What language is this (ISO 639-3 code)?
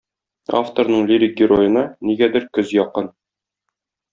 tat